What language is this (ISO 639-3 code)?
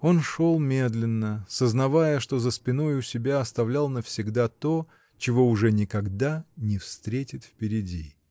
rus